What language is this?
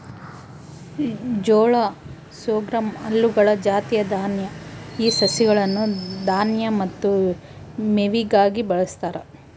Kannada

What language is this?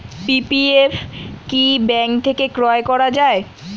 Bangla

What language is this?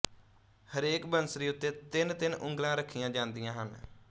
Punjabi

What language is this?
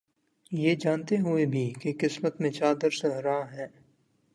Urdu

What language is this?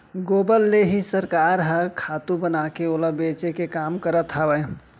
Chhattisgarhi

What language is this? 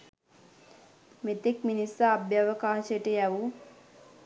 Sinhala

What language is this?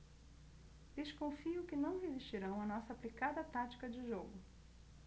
Portuguese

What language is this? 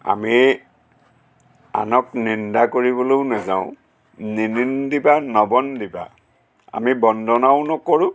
Assamese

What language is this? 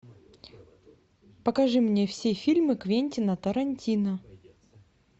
Russian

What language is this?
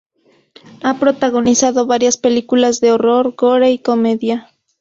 Spanish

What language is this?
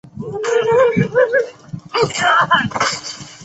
Chinese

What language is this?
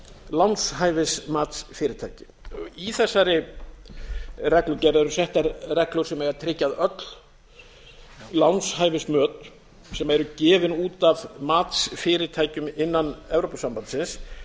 Icelandic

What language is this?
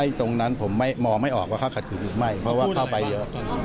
Thai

